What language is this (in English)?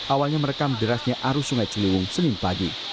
Indonesian